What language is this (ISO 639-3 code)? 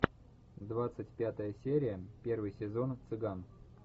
rus